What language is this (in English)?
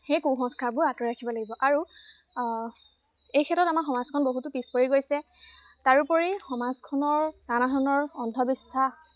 Assamese